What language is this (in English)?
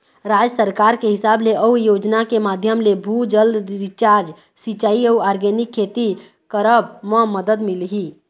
Chhattisgarhi